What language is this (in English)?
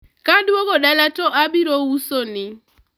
Luo (Kenya and Tanzania)